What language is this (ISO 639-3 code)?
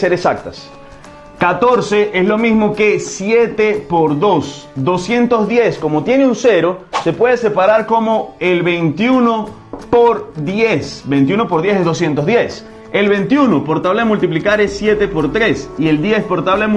spa